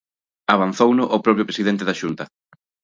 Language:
Galician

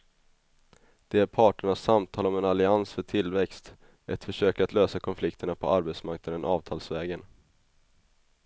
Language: Swedish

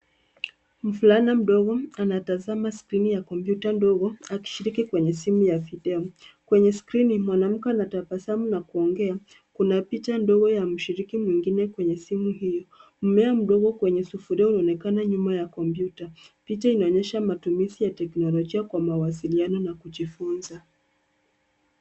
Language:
Swahili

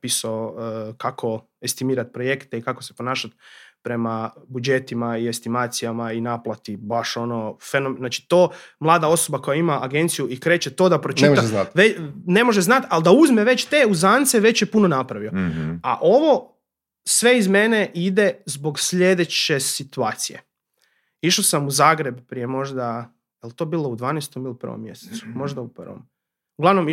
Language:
Croatian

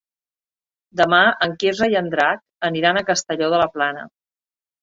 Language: Catalan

